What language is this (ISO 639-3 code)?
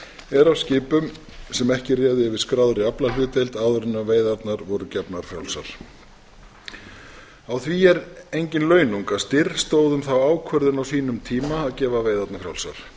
isl